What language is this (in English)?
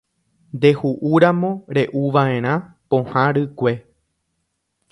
Guarani